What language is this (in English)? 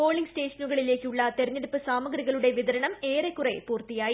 Malayalam